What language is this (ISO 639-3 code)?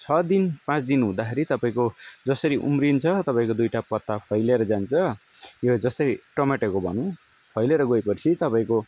nep